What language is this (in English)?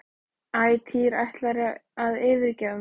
Icelandic